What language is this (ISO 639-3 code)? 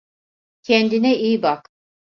tur